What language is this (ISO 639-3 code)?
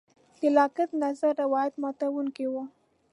pus